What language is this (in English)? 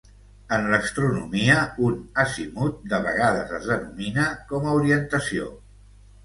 Catalan